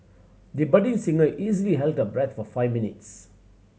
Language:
English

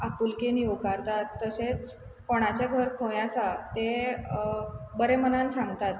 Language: Konkani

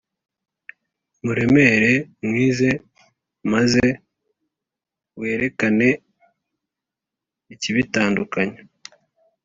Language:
Kinyarwanda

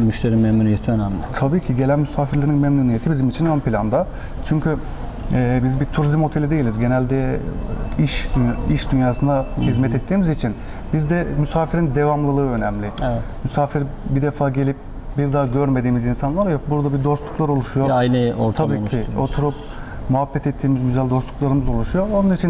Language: Turkish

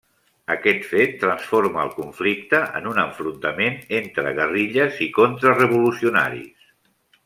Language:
Catalan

